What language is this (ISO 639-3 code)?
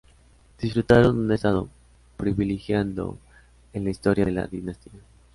spa